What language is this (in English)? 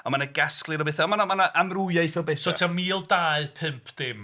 Welsh